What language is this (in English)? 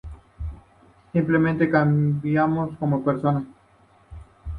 Spanish